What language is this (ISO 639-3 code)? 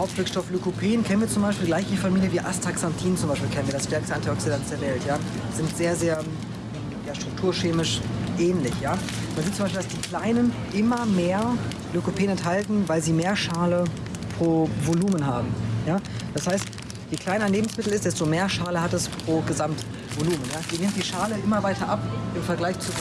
deu